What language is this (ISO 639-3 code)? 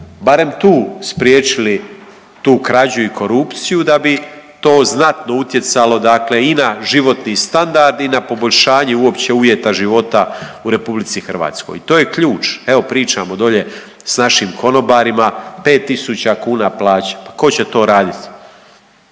hrv